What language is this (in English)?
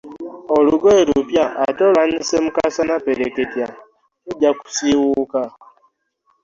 Ganda